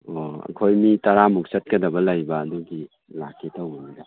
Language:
Manipuri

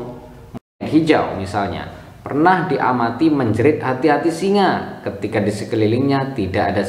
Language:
Indonesian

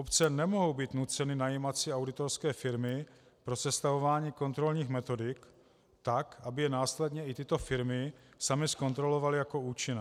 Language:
Czech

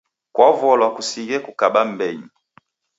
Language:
Taita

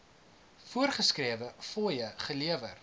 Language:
Afrikaans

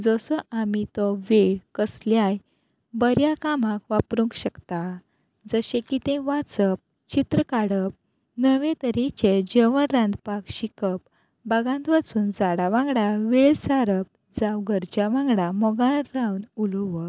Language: Konkani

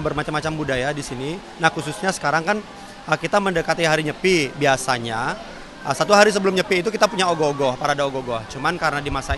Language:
Indonesian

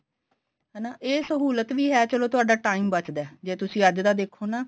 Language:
Punjabi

